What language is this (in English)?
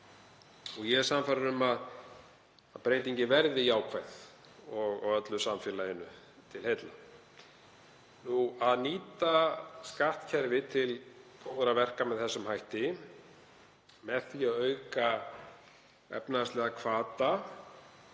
Icelandic